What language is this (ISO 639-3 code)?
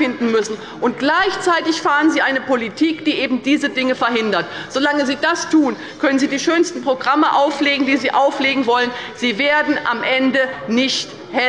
deu